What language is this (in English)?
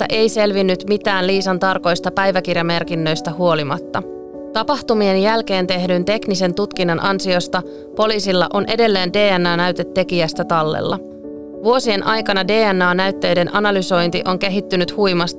Finnish